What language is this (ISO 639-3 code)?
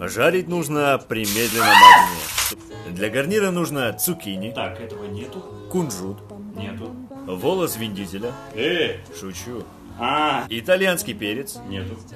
rus